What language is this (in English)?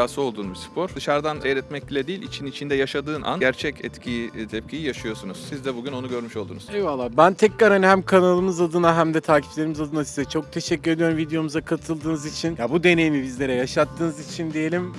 Turkish